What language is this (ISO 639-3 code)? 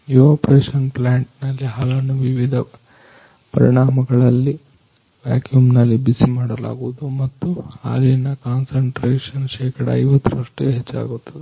kan